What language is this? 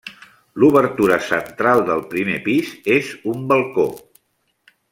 Catalan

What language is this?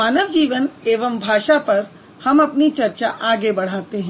Hindi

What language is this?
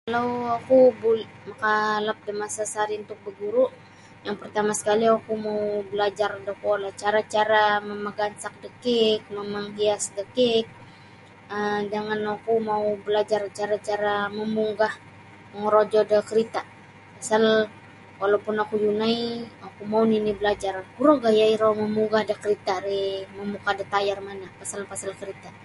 Sabah Bisaya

